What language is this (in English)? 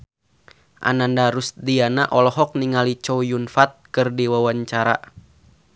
Sundanese